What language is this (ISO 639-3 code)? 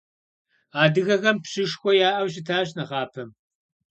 kbd